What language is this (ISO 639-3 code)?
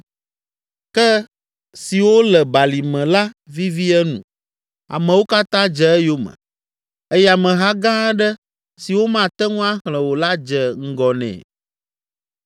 ewe